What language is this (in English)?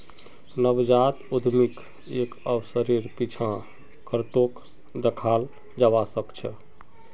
Magahi